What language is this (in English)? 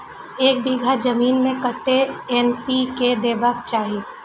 Maithili